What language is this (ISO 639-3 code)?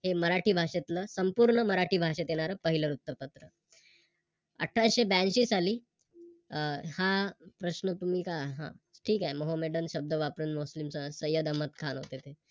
mar